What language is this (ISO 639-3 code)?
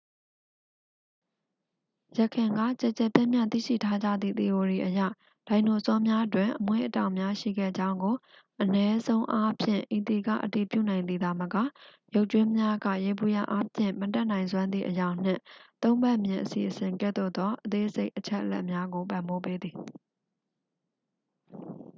mya